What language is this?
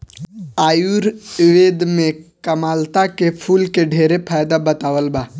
Bhojpuri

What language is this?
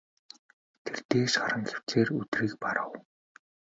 Mongolian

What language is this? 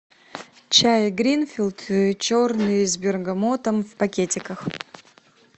Russian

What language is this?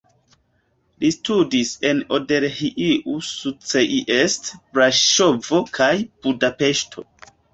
Esperanto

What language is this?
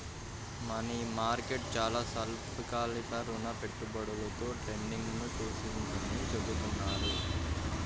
Telugu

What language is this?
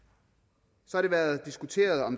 Danish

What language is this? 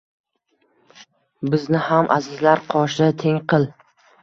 Uzbek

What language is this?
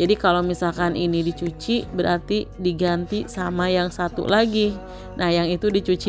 Indonesian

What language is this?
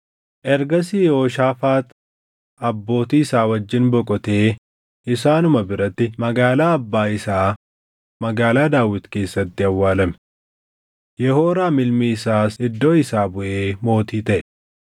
Oromo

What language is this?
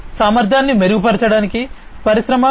Telugu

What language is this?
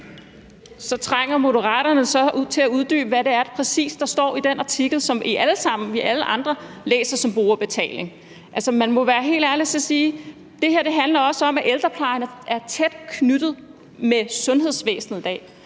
Danish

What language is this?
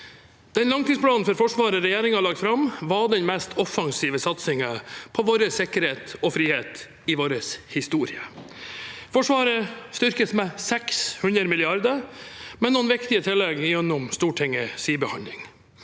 Norwegian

